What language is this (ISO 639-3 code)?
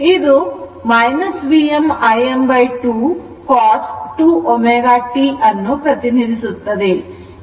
kan